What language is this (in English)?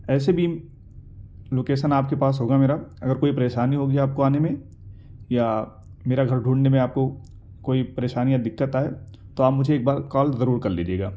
Urdu